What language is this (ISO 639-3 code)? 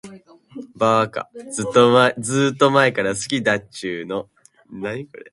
jpn